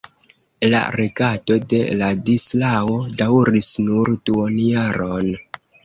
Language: Esperanto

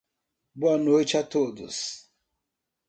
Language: Portuguese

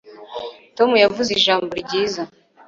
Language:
Kinyarwanda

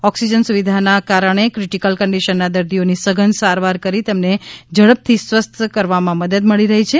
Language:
Gujarati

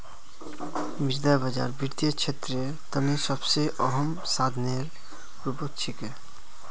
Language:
Magahi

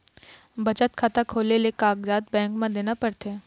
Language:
Chhattisgarhi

